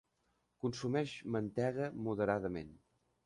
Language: Catalan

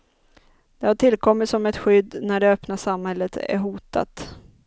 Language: Swedish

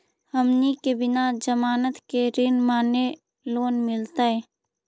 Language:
Magahi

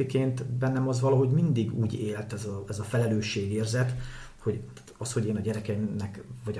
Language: Hungarian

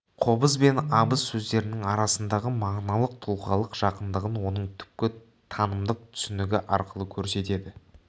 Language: Kazakh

